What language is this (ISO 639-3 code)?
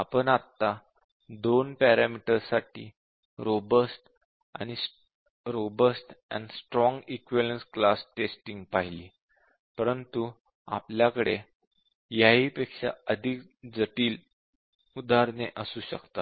mar